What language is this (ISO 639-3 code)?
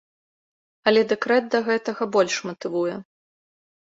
bel